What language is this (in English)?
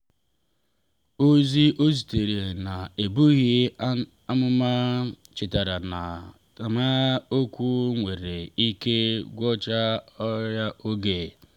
Igbo